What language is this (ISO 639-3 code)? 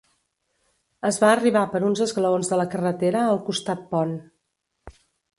cat